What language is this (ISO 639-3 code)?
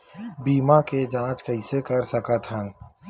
hne